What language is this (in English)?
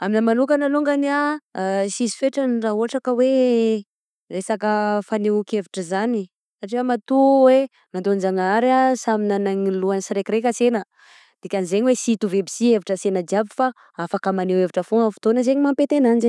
Southern Betsimisaraka Malagasy